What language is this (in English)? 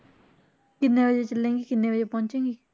Punjabi